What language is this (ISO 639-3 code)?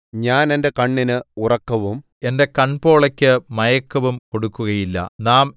mal